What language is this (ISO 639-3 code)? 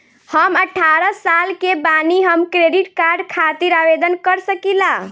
bho